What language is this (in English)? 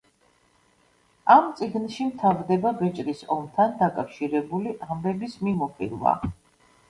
Georgian